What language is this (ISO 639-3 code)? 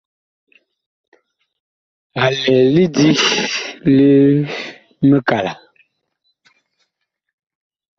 bkh